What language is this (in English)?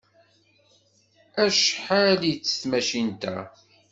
Kabyle